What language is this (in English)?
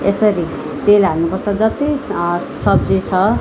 Nepali